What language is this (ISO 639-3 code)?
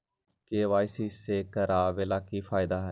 mag